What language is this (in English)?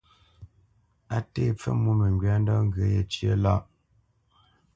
Bamenyam